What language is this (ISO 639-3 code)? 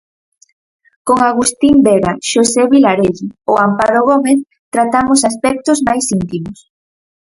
glg